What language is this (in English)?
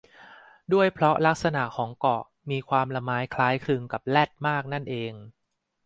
Thai